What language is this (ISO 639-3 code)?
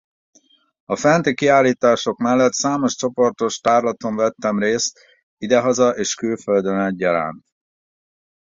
hun